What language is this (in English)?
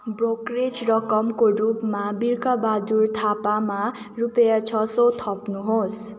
Nepali